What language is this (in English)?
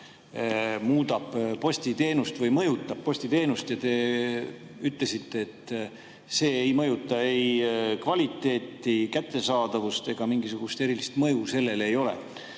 Estonian